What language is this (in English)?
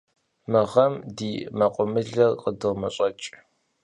Kabardian